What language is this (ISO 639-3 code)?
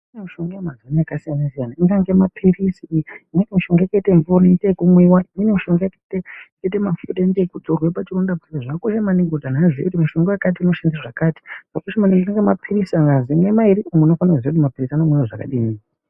ndc